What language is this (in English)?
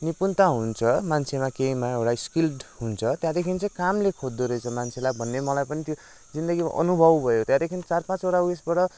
Nepali